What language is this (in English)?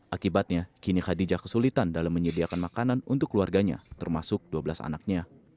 Indonesian